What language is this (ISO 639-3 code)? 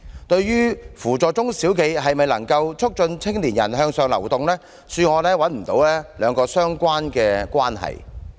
yue